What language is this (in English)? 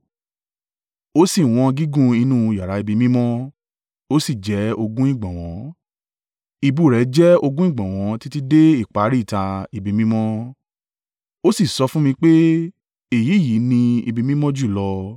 Yoruba